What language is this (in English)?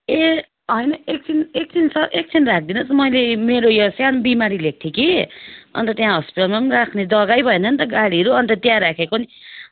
Nepali